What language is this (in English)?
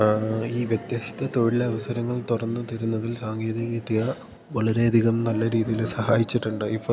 Malayalam